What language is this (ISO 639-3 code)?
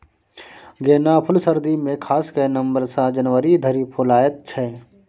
mai